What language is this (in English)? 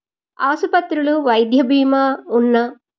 Telugu